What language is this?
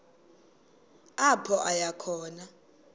Xhosa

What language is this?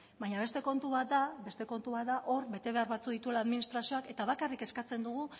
Basque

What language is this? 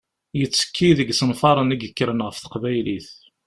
Kabyle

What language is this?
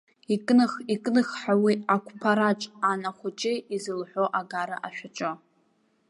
Abkhazian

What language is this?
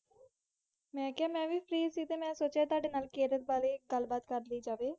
Punjabi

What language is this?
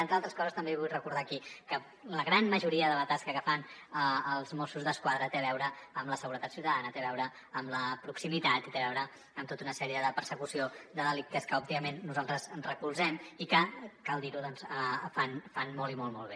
Catalan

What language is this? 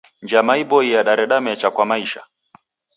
Taita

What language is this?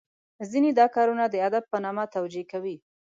Pashto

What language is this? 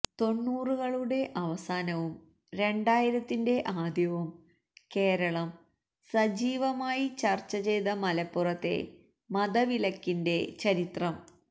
Malayalam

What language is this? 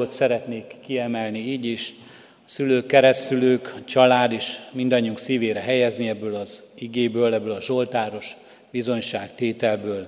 Hungarian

